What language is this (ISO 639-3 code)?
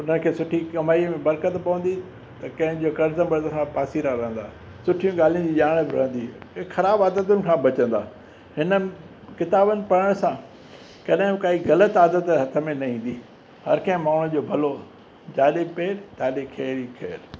snd